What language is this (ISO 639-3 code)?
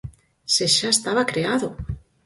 glg